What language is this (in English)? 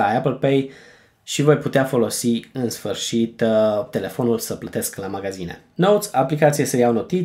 Romanian